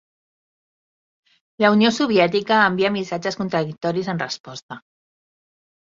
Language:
Catalan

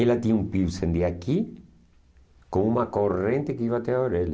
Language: Portuguese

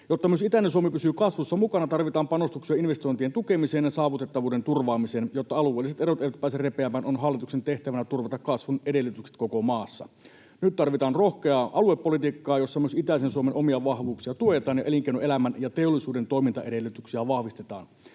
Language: Finnish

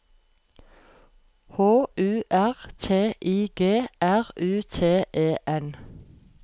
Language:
Norwegian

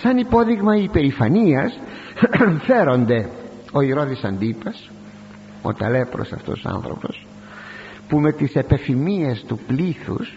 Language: Greek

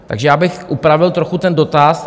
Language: Czech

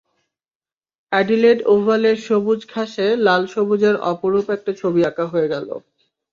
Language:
Bangla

